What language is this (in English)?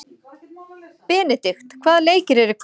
Icelandic